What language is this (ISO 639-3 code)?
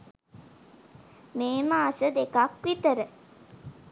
sin